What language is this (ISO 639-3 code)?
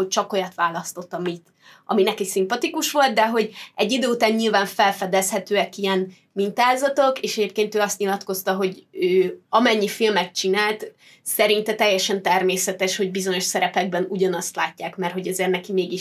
hun